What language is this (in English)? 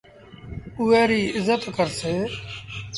Sindhi Bhil